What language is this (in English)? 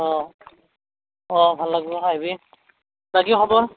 Assamese